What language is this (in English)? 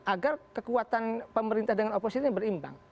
Indonesian